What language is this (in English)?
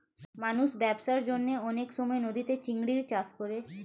Bangla